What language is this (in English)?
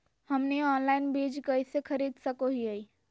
Magahi